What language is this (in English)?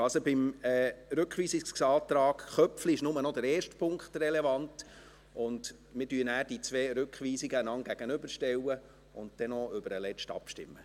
Swiss German